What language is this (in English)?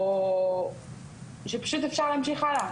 Hebrew